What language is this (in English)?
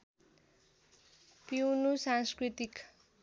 Nepali